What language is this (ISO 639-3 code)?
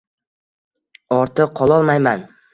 uzb